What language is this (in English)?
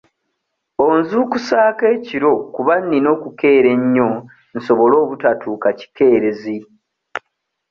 Ganda